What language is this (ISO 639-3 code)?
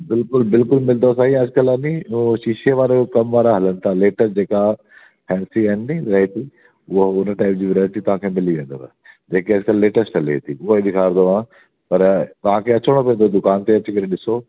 snd